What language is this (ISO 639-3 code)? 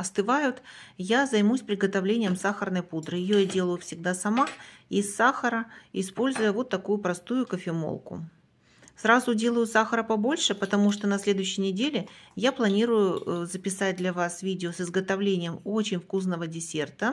rus